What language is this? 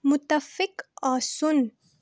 Kashmiri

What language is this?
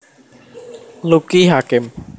Javanese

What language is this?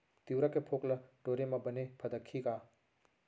Chhattisgarhi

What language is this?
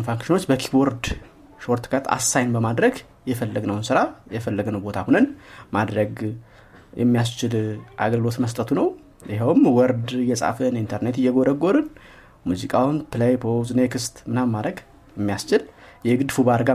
Amharic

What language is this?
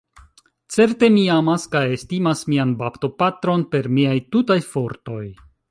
Esperanto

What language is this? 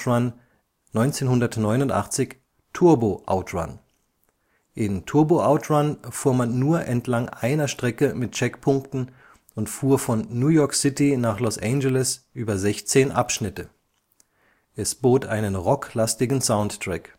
German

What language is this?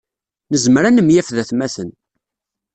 Kabyle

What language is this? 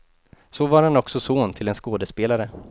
Swedish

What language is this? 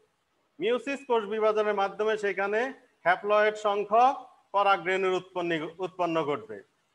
Hindi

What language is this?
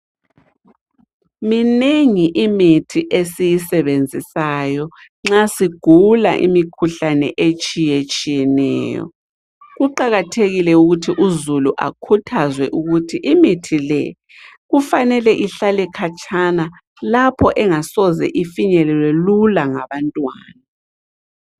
North Ndebele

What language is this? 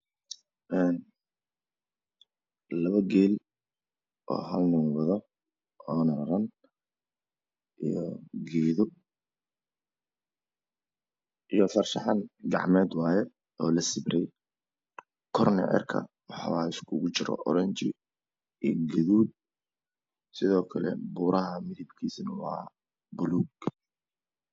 Somali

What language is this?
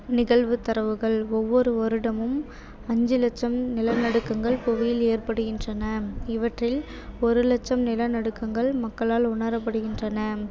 Tamil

